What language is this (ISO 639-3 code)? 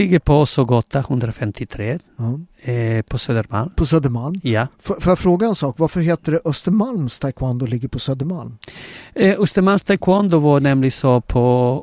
swe